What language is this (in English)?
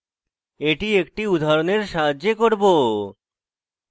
Bangla